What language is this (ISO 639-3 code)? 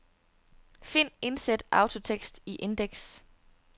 dan